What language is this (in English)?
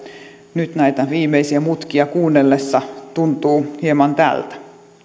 Finnish